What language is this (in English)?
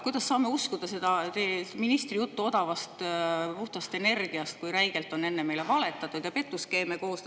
Estonian